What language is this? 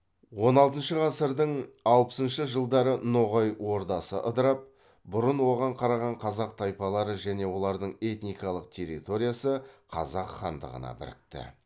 Kazakh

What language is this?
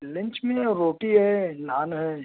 Urdu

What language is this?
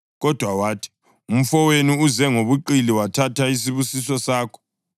North Ndebele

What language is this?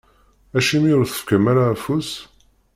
Kabyle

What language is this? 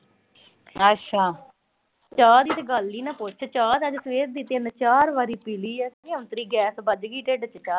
Punjabi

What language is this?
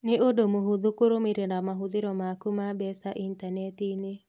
Kikuyu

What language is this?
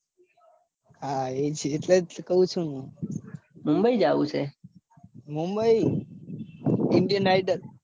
Gujarati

